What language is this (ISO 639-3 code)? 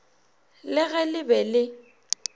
nso